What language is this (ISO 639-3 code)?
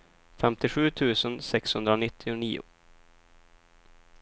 swe